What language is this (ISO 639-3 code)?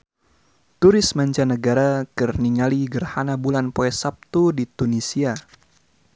sun